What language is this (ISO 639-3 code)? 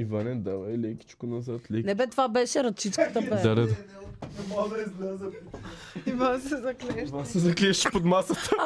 bul